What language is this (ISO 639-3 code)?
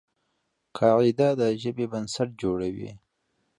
pus